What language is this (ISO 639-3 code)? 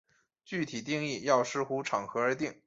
zho